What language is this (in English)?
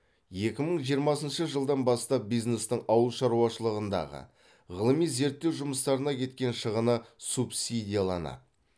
Kazakh